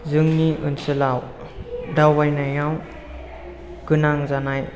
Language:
Bodo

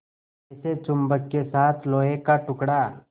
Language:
Hindi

